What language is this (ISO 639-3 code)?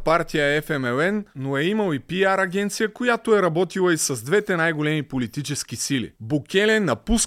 bul